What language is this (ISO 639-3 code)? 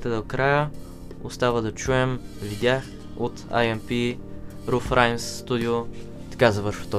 bul